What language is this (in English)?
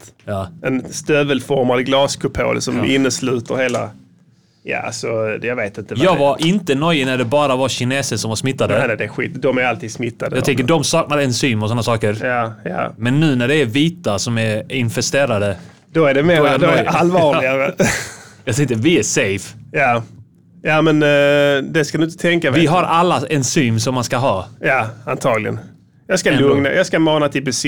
Swedish